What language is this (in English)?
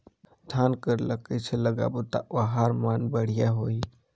Chhattisgarhi